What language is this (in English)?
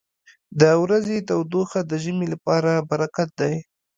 Pashto